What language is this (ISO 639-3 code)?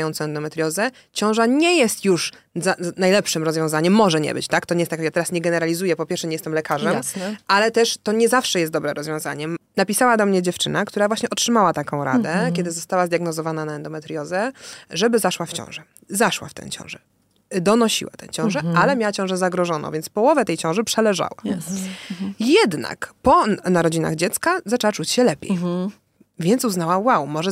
pol